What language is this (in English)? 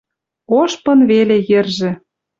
Western Mari